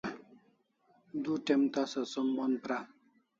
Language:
Kalasha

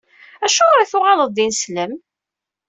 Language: Kabyle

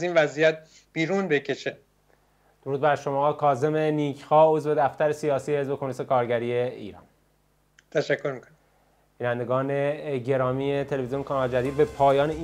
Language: Persian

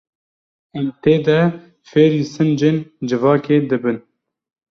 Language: Kurdish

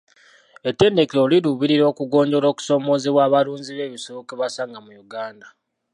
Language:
Ganda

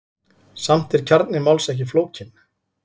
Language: Icelandic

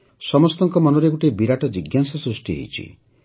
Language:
Odia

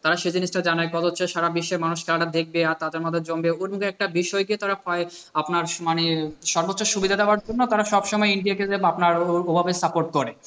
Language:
Bangla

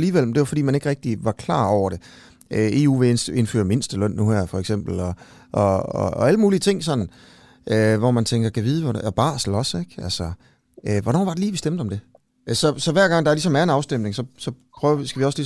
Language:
Danish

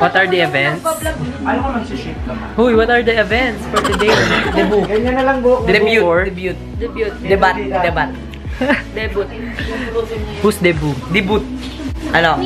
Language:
English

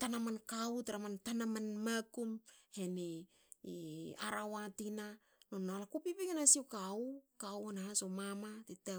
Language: Hakö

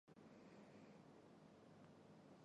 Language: Chinese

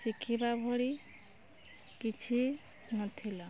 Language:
Odia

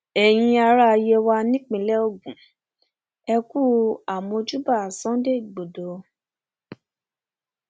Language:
Yoruba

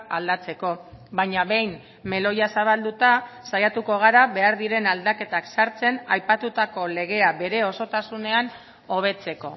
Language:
Basque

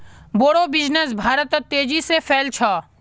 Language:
Magahi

